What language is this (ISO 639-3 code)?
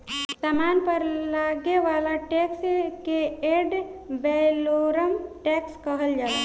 bho